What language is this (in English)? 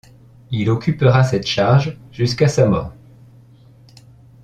French